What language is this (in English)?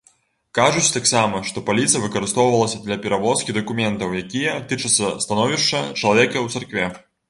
Belarusian